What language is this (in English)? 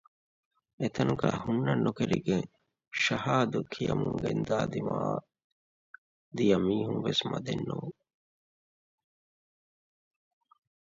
Divehi